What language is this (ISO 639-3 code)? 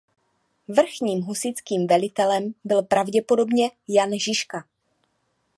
ces